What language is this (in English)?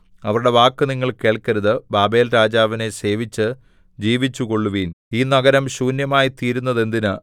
Malayalam